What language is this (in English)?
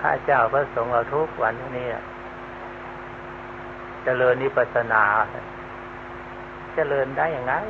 Thai